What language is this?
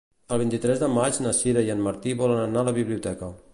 Catalan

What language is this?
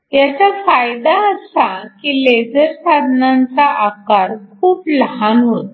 Marathi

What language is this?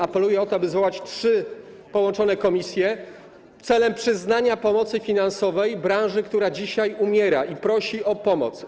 Polish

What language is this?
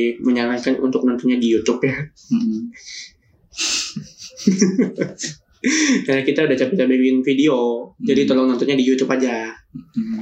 Indonesian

